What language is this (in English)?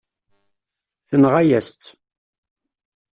Kabyle